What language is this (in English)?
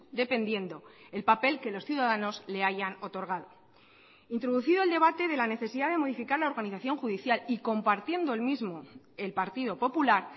Spanish